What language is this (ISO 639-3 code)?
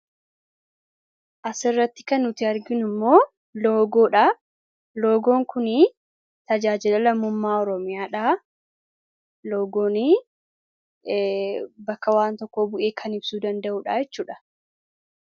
orm